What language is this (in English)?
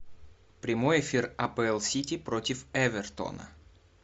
Russian